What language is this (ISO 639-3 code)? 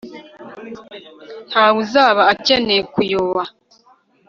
kin